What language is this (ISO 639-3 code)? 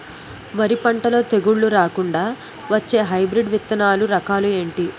tel